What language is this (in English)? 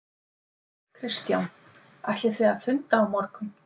Icelandic